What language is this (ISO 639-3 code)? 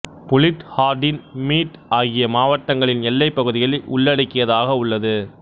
tam